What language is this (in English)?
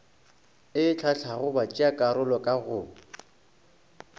Northern Sotho